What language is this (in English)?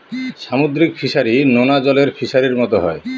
Bangla